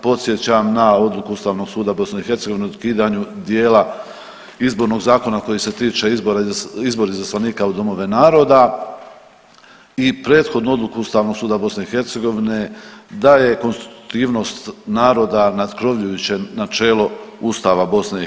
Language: Croatian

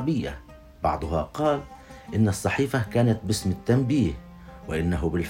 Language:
Arabic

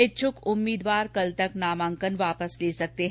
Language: Hindi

